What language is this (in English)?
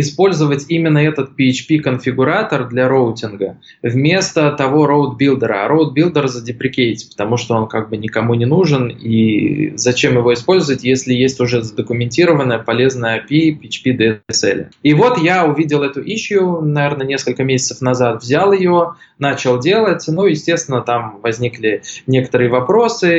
Russian